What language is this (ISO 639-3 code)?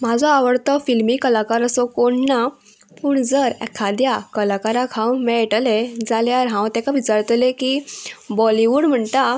kok